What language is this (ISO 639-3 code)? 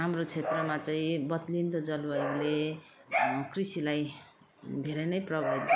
nep